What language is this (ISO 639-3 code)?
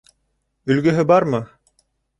bak